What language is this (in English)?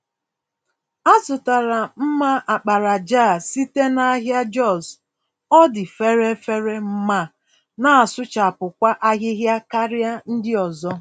Igbo